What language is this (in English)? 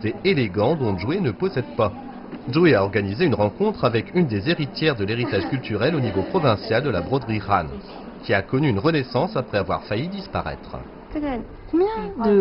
French